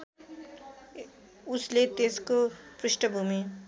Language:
Nepali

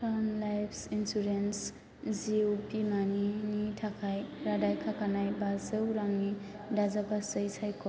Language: Bodo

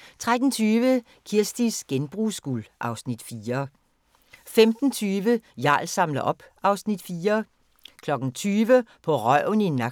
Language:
Danish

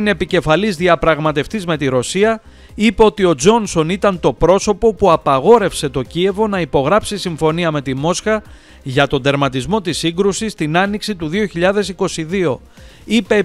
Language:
Greek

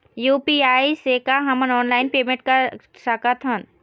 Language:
Chhattisgarhi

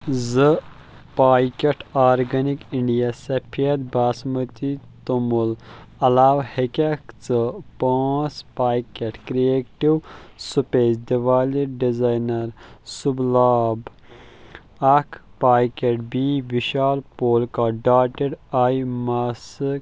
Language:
Kashmiri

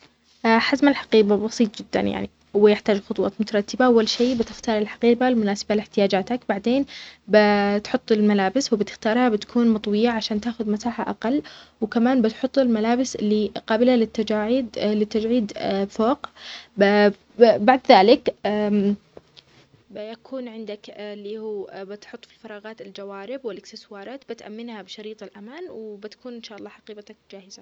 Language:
Omani Arabic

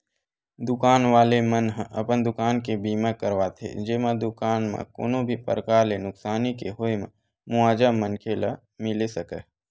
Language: Chhattisgarhi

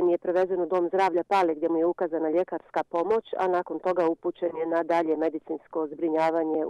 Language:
Romanian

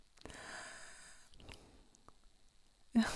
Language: Norwegian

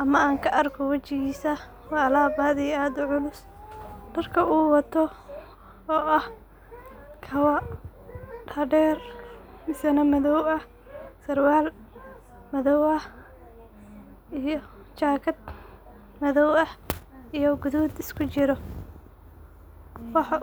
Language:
Somali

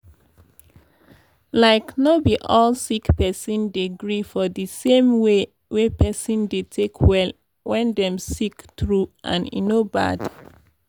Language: Nigerian Pidgin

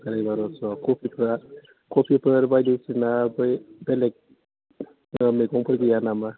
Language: Bodo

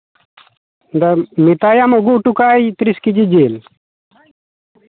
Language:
Santali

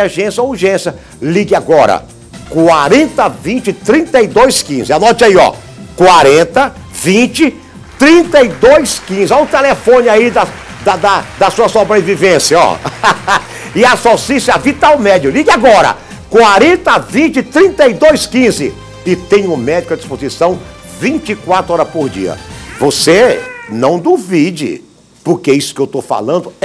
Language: Portuguese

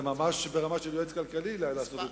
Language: Hebrew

